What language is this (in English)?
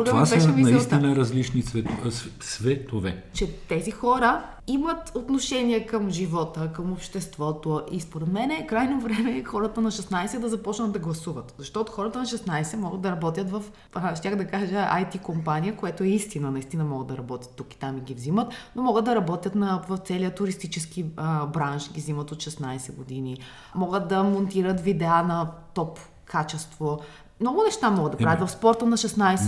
Bulgarian